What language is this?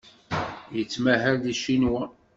Kabyle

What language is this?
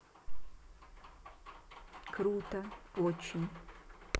Russian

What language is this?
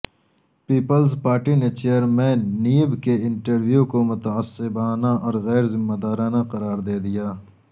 Urdu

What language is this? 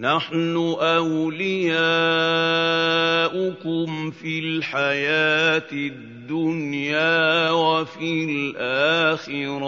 Arabic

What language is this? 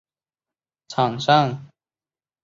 Chinese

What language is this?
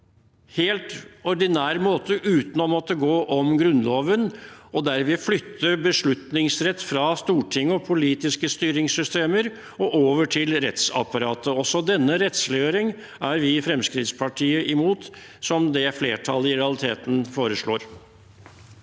Norwegian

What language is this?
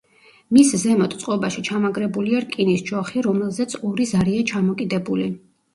Georgian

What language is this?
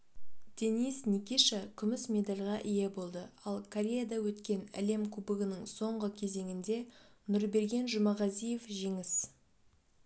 Kazakh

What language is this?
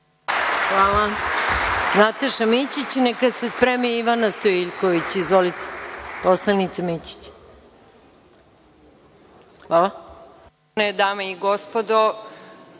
Serbian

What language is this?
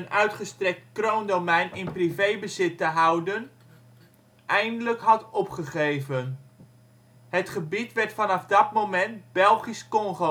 Dutch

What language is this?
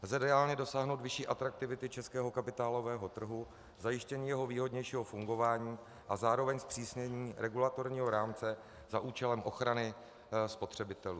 Czech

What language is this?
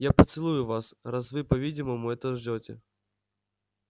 Russian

